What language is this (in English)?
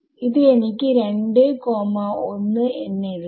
Malayalam